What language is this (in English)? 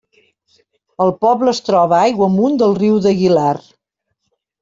Catalan